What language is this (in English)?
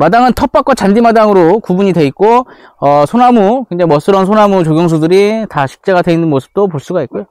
Korean